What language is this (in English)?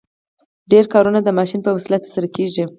Pashto